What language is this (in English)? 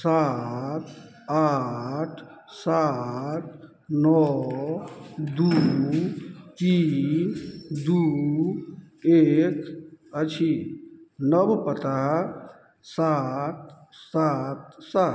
Maithili